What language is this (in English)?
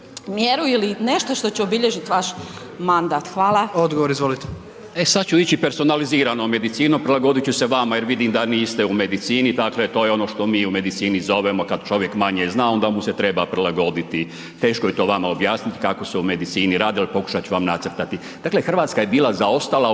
Croatian